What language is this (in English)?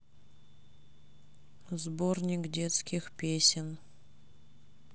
Russian